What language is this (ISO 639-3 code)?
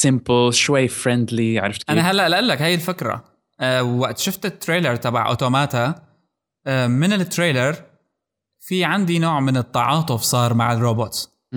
ara